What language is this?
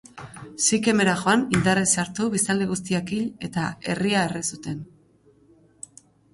Basque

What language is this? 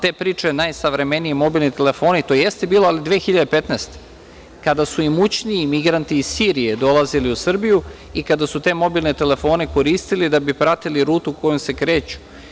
Serbian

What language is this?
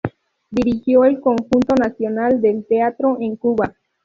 Spanish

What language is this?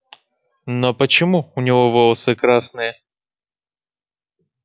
Russian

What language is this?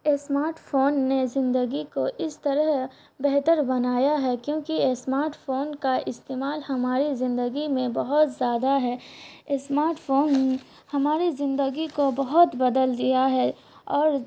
Urdu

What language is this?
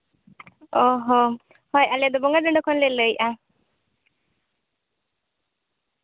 Santali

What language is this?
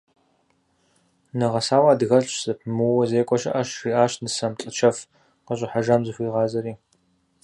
Kabardian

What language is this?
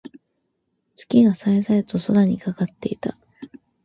Japanese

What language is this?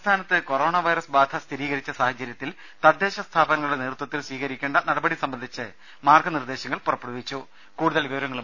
Malayalam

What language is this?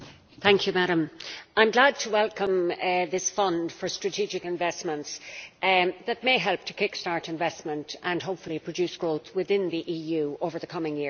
English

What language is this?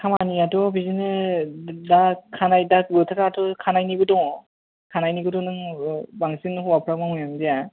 Bodo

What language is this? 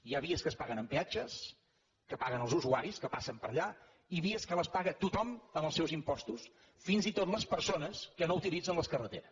Catalan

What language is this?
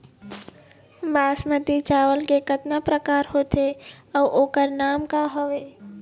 Chhattisgarhi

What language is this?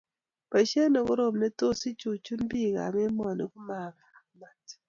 Kalenjin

